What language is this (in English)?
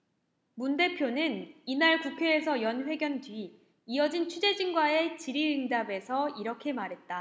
Korean